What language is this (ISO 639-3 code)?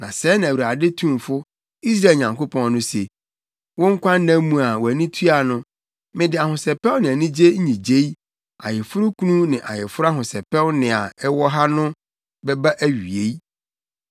aka